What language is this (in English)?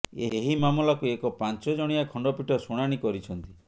Odia